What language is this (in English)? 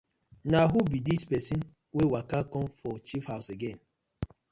Nigerian Pidgin